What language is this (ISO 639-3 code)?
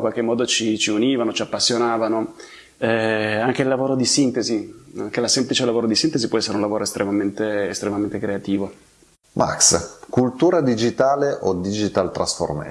ita